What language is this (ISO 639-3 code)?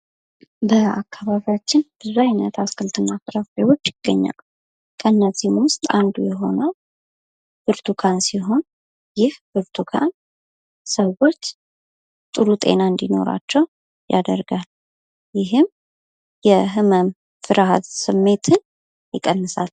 amh